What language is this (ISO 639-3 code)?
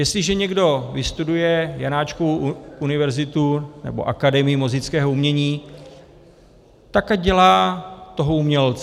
ces